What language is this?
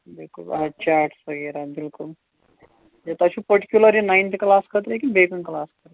Kashmiri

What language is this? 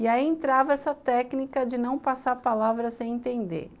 Portuguese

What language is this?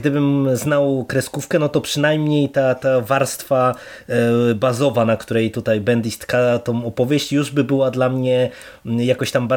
Polish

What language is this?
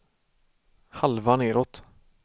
Swedish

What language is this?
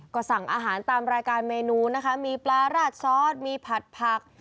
Thai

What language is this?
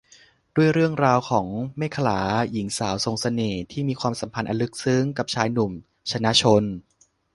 Thai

